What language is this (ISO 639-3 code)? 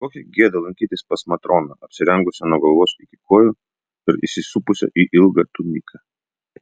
lit